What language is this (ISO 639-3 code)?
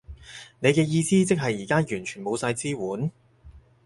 yue